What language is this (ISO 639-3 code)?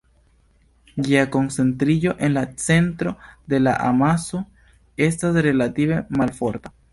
epo